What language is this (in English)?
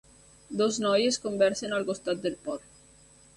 Catalan